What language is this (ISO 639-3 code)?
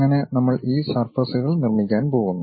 mal